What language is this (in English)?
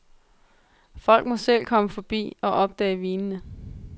Danish